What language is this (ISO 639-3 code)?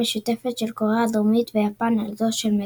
heb